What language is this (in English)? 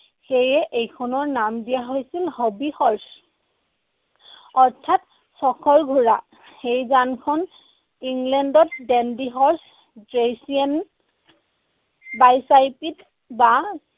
Assamese